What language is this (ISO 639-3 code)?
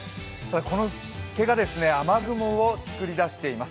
jpn